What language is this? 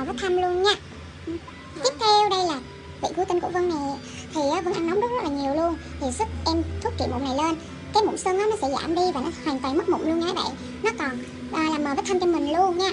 Vietnamese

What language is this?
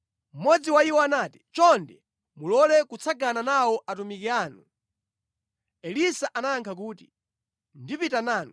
Nyanja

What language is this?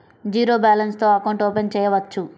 Telugu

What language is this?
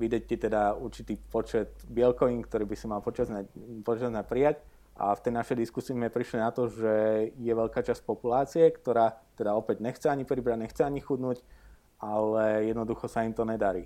Slovak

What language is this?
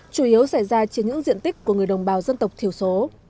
Vietnamese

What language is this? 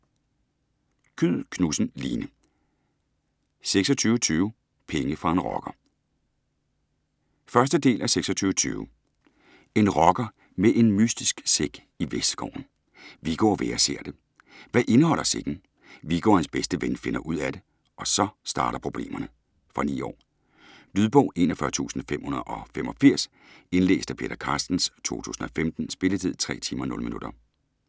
Danish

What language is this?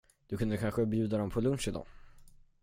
Swedish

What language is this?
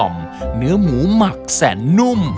Thai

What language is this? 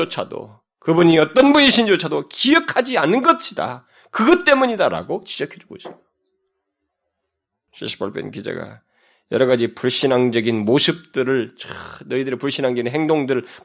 Korean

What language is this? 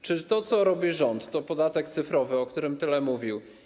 Polish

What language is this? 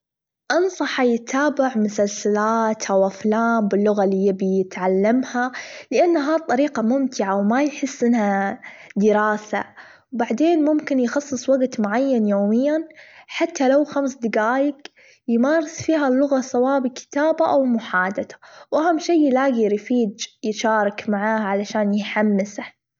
Gulf Arabic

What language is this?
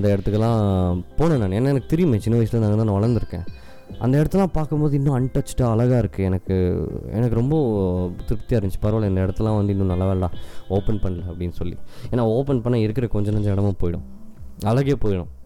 Tamil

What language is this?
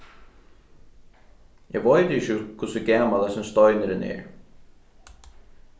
Faroese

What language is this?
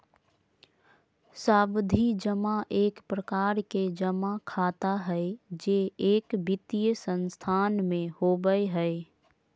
Magahi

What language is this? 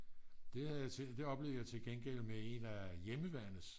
Danish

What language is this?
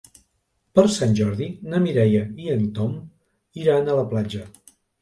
Catalan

